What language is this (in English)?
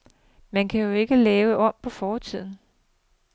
Danish